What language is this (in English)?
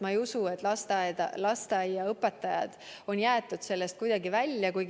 Estonian